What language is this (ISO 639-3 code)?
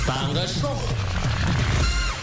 kaz